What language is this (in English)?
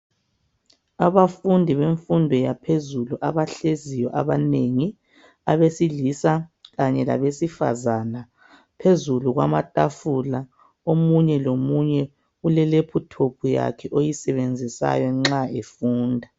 North Ndebele